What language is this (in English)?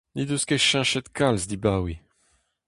Breton